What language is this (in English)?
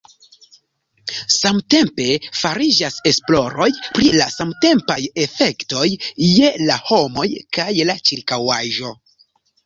Esperanto